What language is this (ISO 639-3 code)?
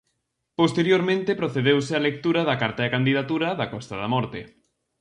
glg